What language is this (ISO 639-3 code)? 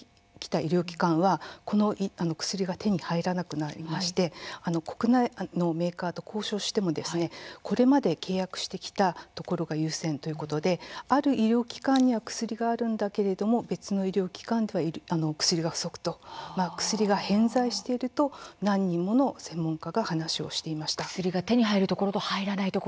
jpn